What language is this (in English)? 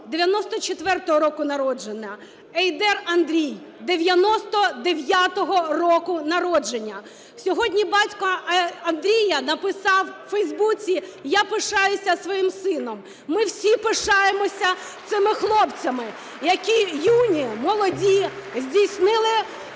Ukrainian